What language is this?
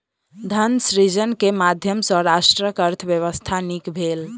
Maithili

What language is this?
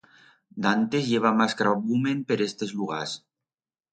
Aragonese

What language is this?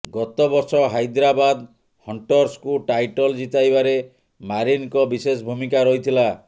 Odia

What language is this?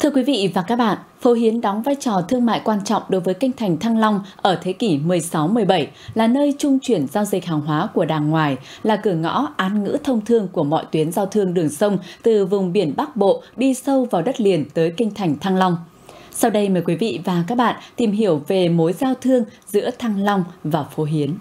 Vietnamese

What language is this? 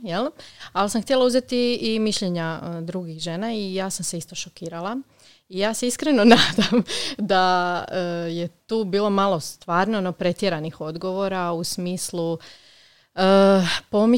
Croatian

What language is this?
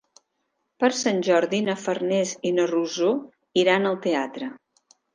Catalan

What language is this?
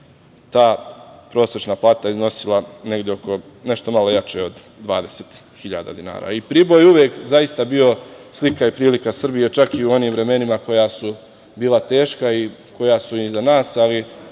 Serbian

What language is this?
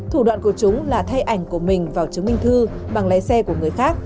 Vietnamese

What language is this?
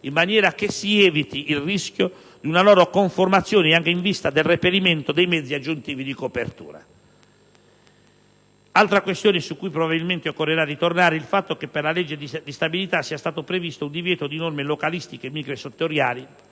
Italian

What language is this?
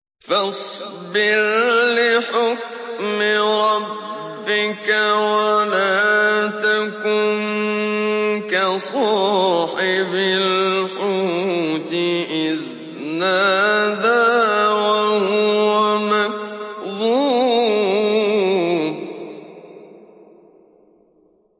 Arabic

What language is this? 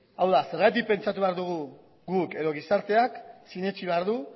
Basque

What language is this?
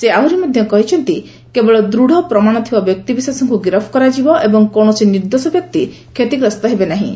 Odia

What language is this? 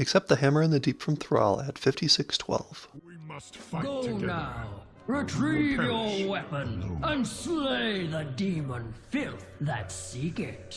English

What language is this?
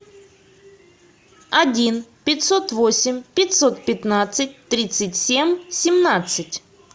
Russian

